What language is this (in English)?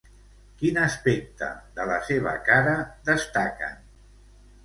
Catalan